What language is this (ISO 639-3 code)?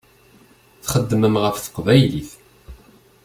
kab